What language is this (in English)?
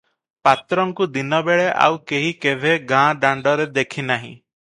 Odia